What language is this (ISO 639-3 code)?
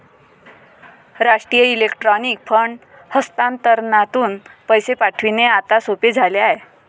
mar